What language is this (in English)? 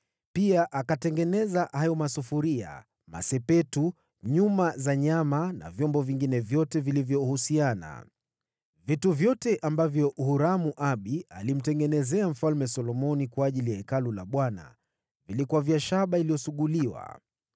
Swahili